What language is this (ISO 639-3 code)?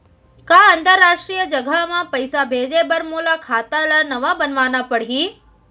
hne